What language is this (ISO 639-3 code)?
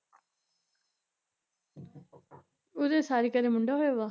pan